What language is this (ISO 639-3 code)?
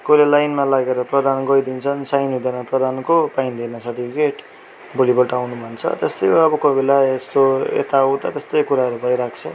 nep